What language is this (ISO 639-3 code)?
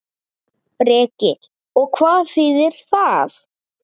isl